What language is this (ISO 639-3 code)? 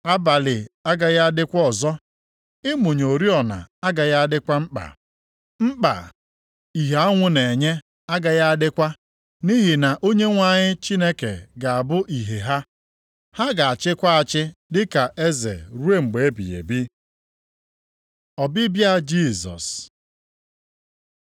ibo